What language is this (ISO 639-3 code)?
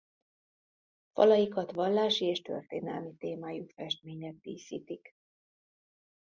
hun